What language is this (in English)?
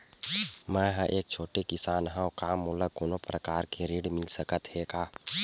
Chhattisgarhi